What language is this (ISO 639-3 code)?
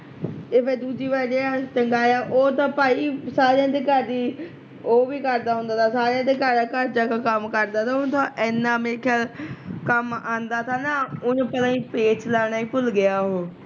pan